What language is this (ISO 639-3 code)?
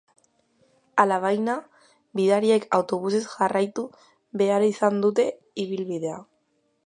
eus